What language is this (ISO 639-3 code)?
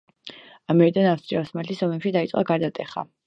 kat